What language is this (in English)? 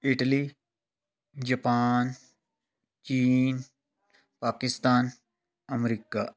Punjabi